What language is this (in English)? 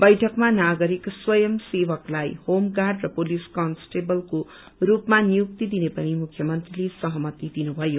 Nepali